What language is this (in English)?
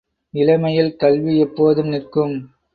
Tamil